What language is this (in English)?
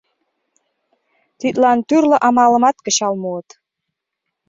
Mari